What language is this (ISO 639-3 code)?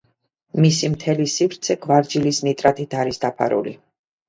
kat